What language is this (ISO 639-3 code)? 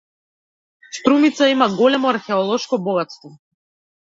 mkd